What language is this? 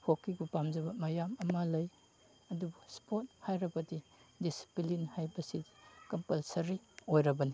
Manipuri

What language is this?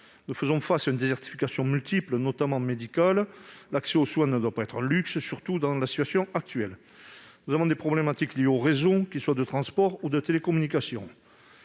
French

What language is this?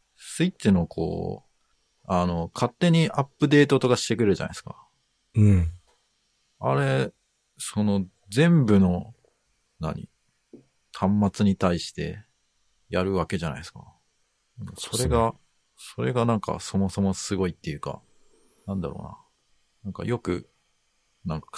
Japanese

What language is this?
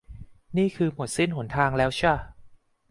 Thai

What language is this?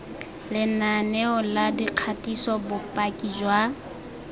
Tswana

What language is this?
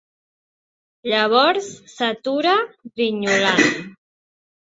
Catalan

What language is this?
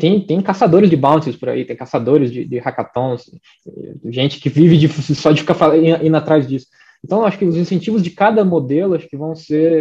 Portuguese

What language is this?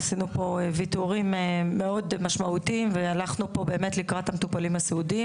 Hebrew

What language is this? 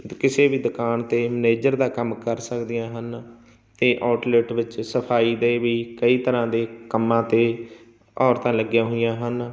Punjabi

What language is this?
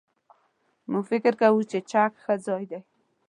Pashto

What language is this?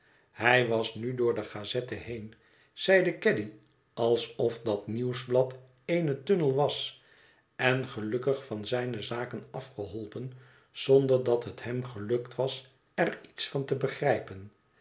Dutch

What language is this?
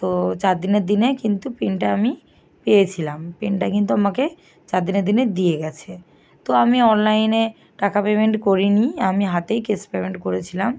Bangla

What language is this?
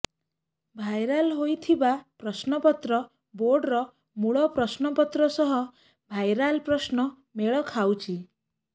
Odia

